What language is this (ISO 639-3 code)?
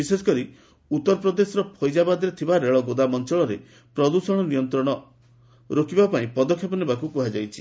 ori